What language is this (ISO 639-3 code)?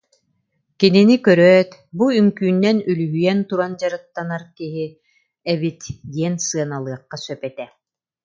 sah